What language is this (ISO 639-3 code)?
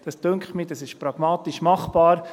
gsw